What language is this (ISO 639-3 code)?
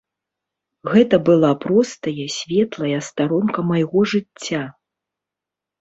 bel